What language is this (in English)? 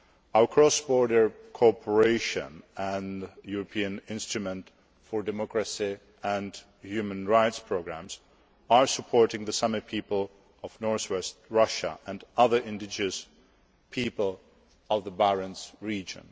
English